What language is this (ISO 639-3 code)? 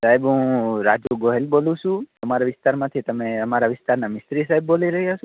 guj